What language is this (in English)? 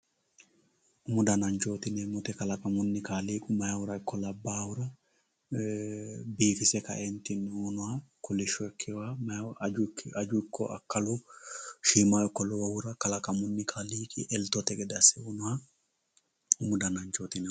Sidamo